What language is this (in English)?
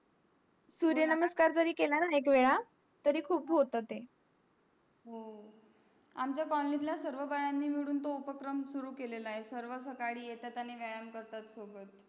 Marathi